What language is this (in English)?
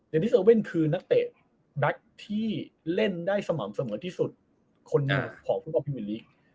Thai